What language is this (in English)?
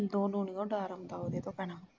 Punjabi